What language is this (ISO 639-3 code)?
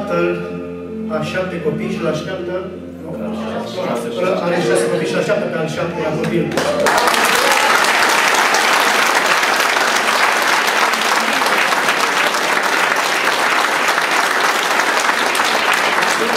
ron